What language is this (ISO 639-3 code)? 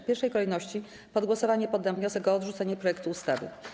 pol